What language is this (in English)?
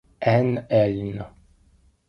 Italian